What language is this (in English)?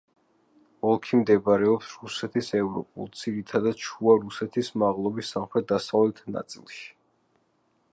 Georgian